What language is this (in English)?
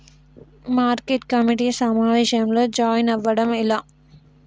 Telugu